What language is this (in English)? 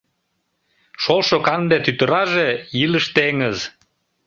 Mari